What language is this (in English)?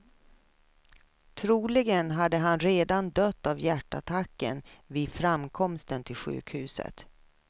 Swedish